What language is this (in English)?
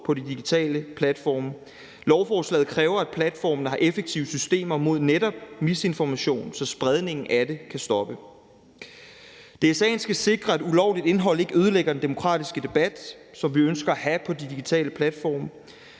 Danish